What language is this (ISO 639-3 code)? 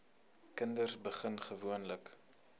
afr